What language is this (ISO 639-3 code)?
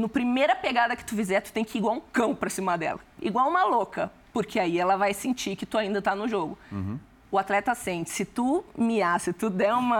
por